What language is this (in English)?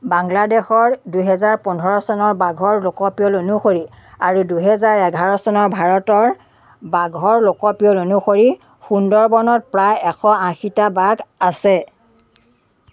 Assamese